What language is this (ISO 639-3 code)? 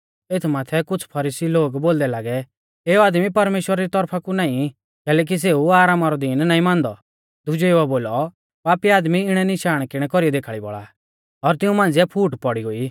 bfz